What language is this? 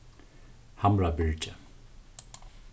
Faroese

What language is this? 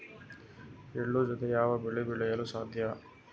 Kannada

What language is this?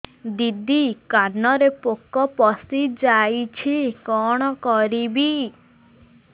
Odia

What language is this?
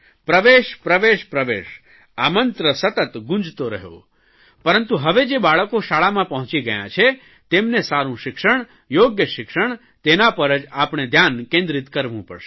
Gujarati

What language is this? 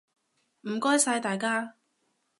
Cantonese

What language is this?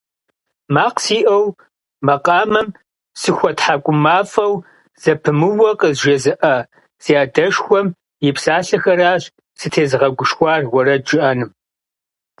Kabardian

